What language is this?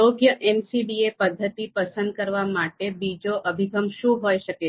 Gujarati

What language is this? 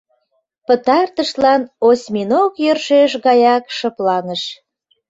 Mari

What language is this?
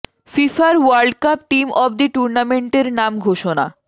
Bangla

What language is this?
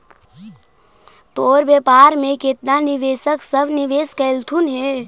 Magahi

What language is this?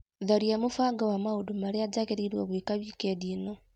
Kikuyu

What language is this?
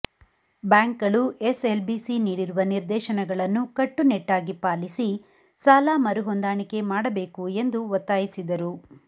Kannada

